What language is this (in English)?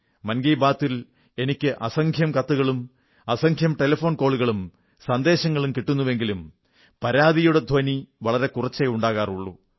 Malayalam